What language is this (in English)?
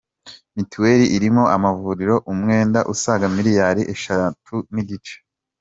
Kinyarwanda